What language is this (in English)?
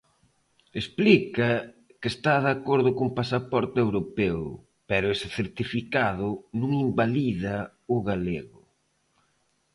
Galician